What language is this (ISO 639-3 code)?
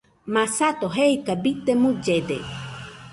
hux